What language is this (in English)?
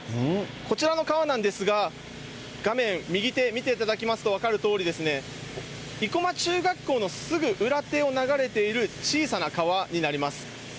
Japanese